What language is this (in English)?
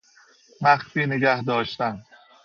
Persian